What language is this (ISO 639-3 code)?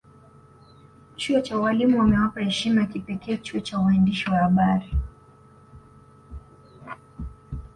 swa